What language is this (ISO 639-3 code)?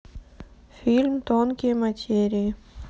rus